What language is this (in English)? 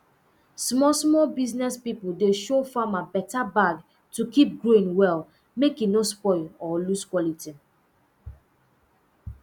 Nigerian Pidgin